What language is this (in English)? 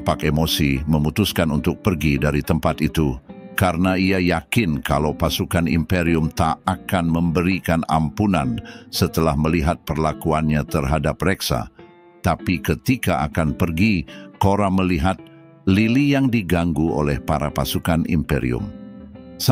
Indonesian